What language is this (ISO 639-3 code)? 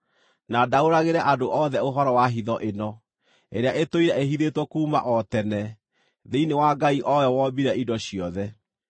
kik